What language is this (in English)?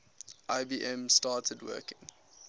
English